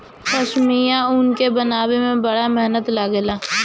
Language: Bhojpuri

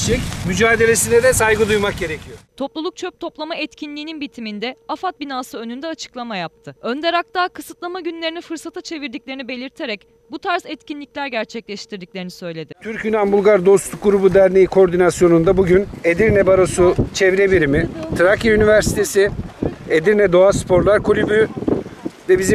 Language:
Turkish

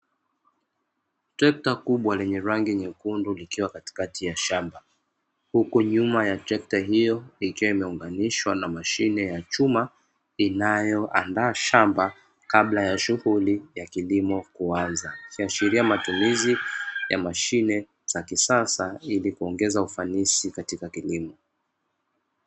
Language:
Swahili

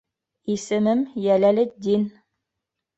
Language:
Bashkir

